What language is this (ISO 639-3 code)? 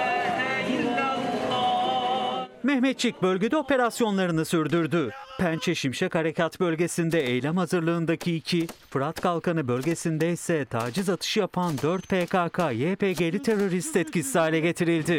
tur